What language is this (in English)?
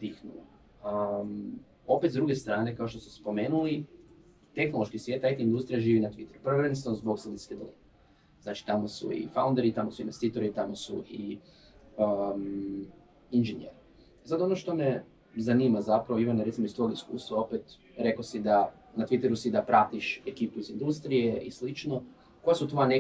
Croatian